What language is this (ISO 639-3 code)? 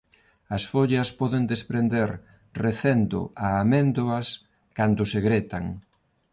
glg